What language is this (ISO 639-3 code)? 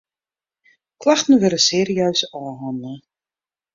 fry